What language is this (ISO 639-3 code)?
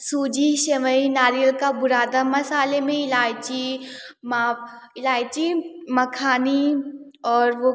hin